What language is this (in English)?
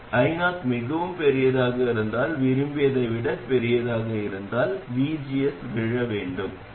Tamil